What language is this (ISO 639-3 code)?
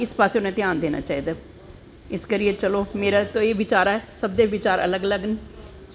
doi